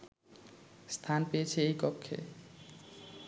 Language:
Bangla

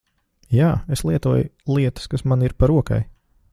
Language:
Latvian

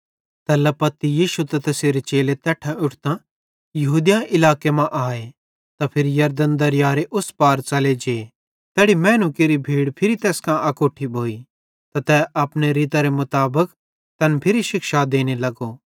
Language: Bhadrawahi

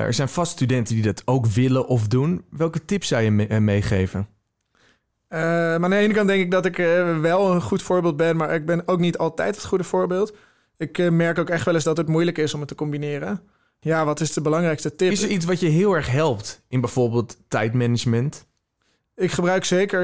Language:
Dutch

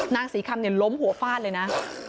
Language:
Thai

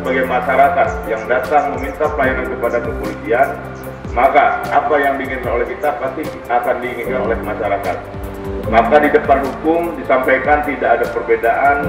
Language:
Indonesian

